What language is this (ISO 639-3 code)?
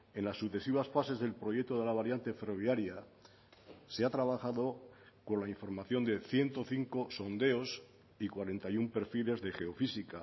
spa